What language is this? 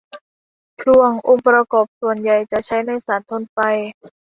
Thai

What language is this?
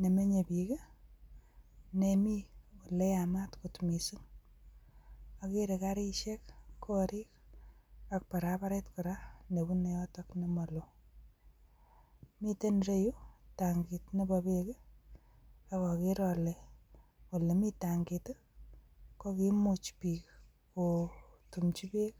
Kalenjin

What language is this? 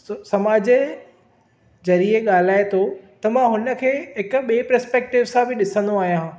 Sindhi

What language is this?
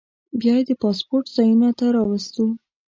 Pashto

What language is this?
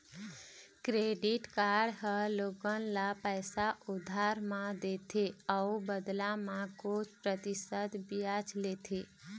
Chhattisgarhi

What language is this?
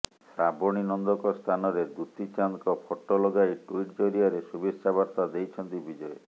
Odia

